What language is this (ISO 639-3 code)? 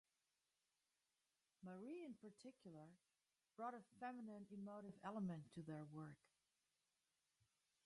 eng